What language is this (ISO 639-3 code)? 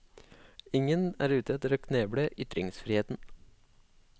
nor